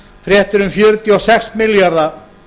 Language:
Icelandic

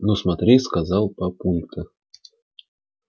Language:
Russian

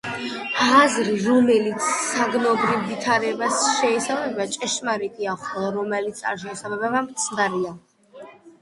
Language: Georgian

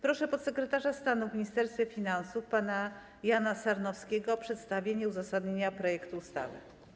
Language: Polish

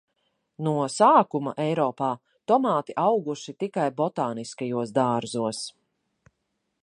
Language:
Latvian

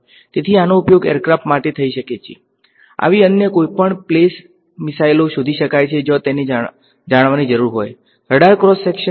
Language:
Gujarati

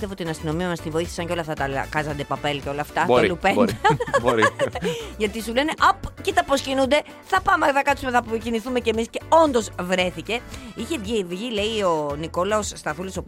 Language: Greek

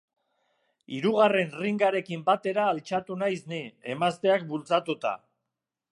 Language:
Basque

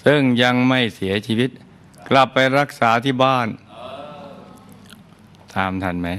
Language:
Thai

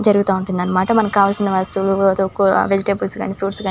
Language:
Telugu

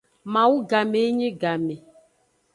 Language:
Aja (Benin)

